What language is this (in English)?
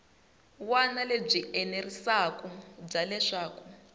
Tsonga